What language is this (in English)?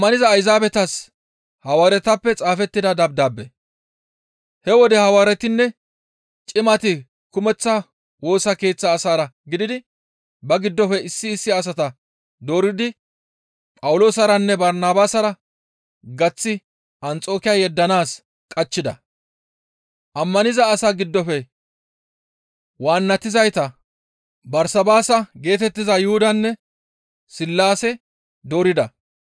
Gamo